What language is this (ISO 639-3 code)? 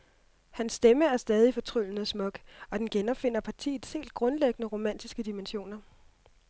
dan